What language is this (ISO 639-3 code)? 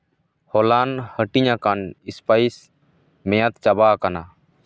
sat